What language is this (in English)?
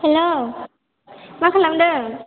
Bodo